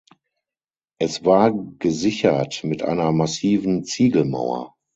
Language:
German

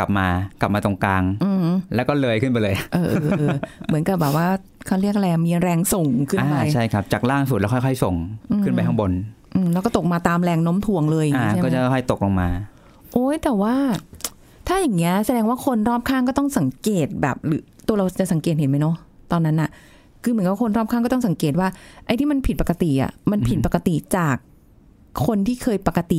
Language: Thai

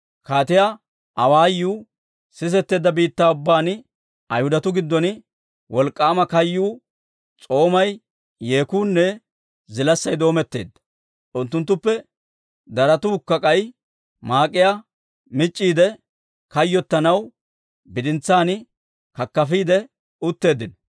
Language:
Dawro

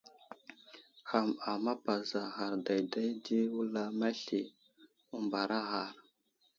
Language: Wuzlam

